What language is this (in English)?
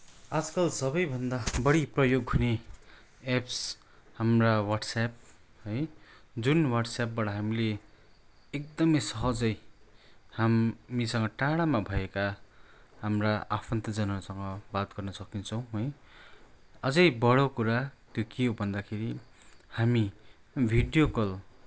Nepali